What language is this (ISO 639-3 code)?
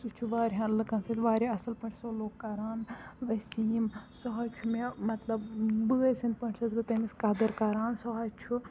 kas